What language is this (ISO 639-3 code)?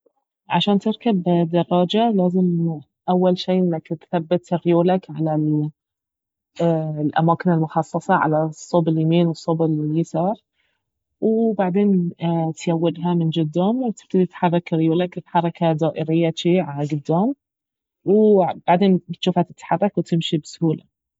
abv